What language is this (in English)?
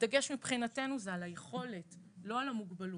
Hebrew